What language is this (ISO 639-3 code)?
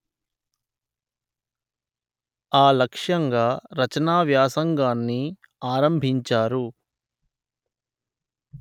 tel